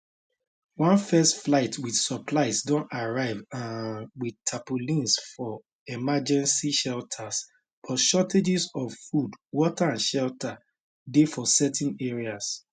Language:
Nigerian Pidgin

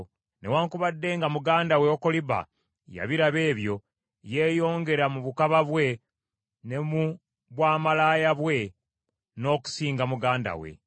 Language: Ganda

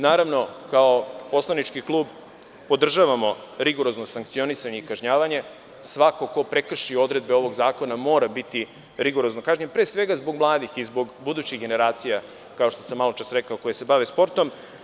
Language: Serbian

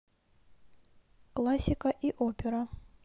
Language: Russian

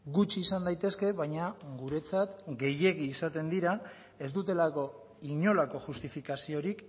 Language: Basque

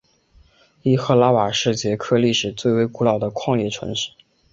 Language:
Chinese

